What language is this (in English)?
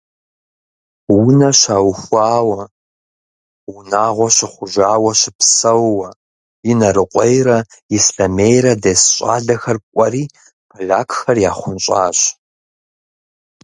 Kabardian